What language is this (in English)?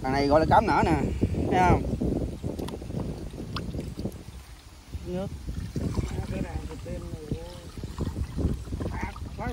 Vietnamese